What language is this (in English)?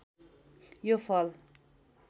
Nepali